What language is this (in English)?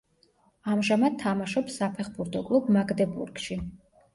Georgian